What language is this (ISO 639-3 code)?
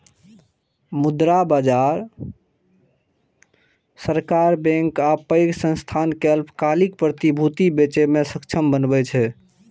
mai